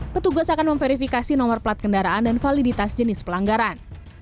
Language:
Indonesian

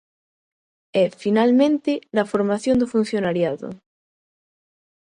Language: Galician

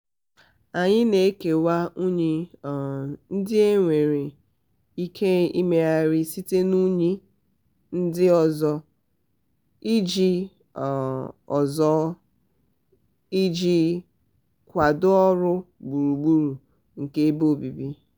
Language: Igbo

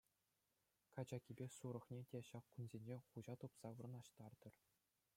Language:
Chuvash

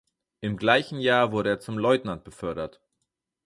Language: German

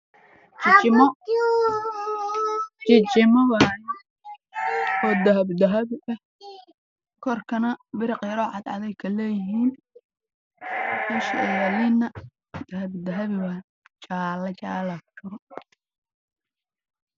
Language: Somali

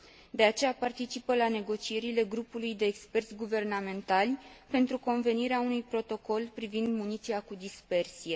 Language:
Romanian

